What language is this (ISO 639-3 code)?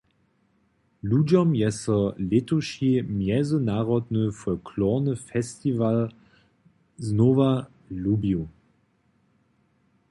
hsb